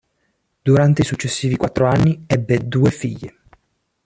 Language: Italian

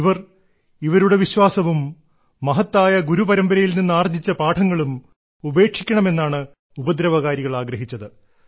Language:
Malayalam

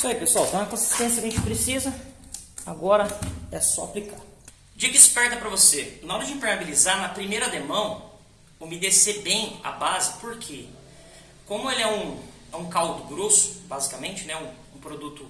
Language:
Portuguese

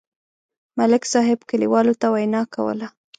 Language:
Pashto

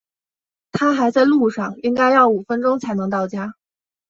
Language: Chinese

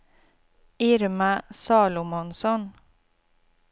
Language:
Swedish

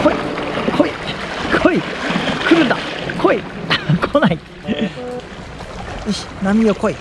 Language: Japanese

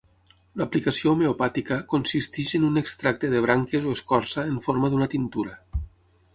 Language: Catalan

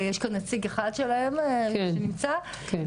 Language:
Hebrew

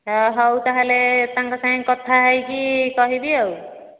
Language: Odia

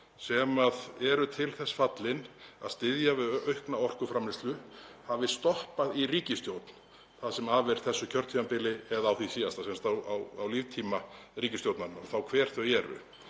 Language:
Icelandic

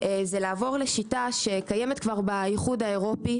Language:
Hebrew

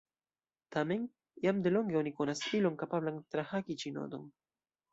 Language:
Esperanto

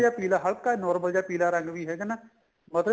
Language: Punjabi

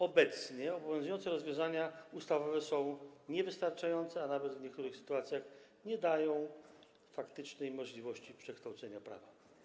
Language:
Polish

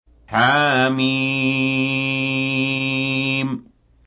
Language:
Arabic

